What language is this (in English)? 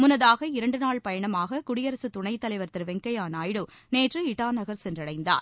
Tamil